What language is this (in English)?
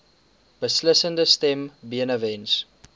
Afrikaans